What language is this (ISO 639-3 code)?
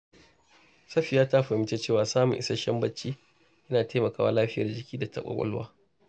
hau